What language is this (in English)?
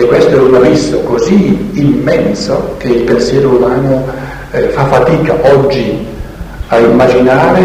Italian